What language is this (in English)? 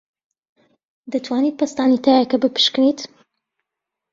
Central Kurdish